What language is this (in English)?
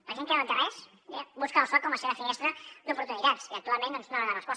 Catalan